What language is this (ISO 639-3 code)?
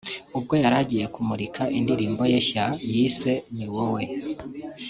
kin